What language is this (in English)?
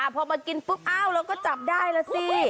Thai